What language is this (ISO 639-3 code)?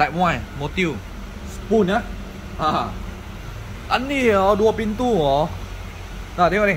msa